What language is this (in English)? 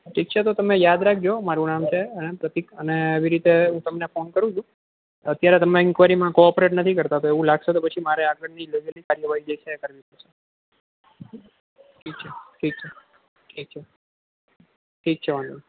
Gujarati